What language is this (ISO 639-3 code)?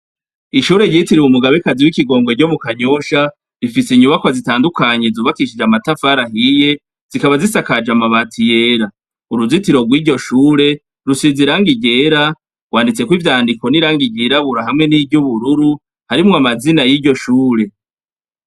run